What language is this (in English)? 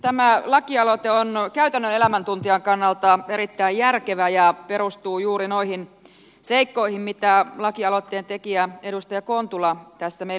Finnish